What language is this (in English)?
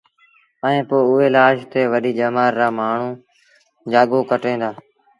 Sindhi Bhil